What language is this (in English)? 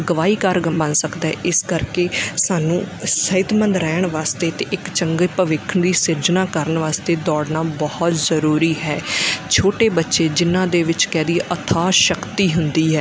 Punjabi